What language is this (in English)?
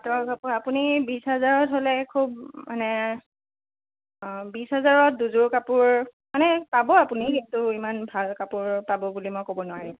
Assamese